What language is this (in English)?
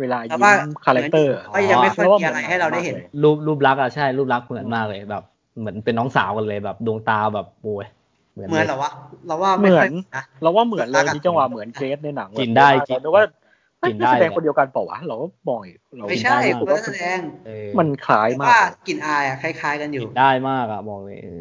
Thai